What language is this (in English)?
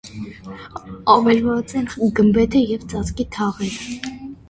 Armenian